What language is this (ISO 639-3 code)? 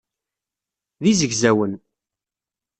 kab